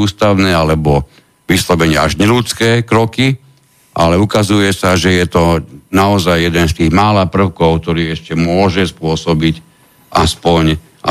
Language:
Slovak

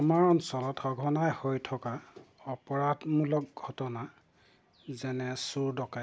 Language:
Assamese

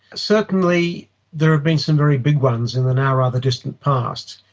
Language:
English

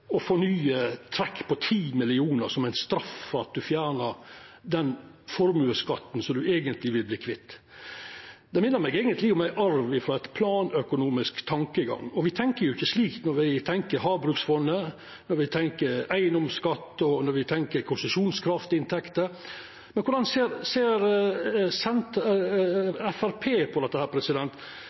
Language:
Norwegian Nynorsk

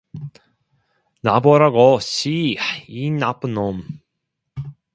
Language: Korean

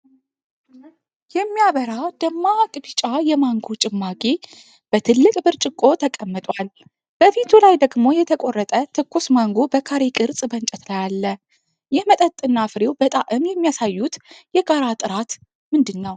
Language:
Amharic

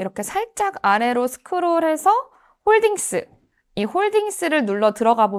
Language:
Korean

